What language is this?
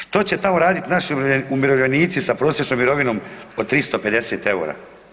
Croatian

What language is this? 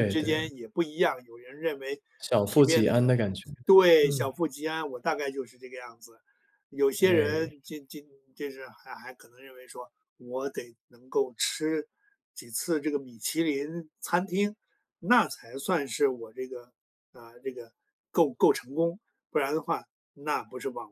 Chinese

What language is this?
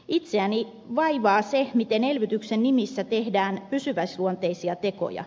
Finnish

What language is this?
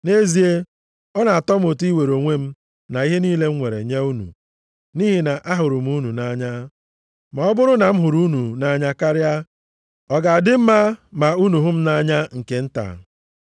Igbo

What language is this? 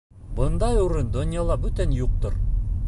Bashkir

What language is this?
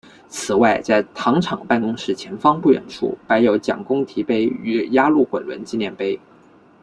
Chinese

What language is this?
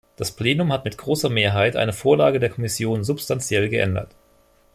German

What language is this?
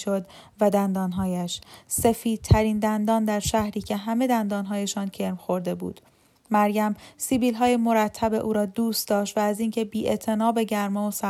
Persian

